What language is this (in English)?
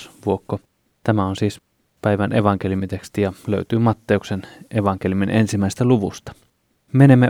Finnish